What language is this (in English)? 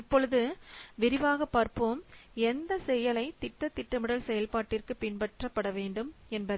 Tamil